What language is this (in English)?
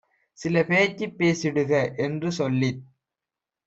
Tamil